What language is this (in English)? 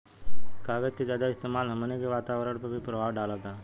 Bhojpuri